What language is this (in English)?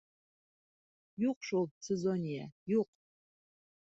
Bashkir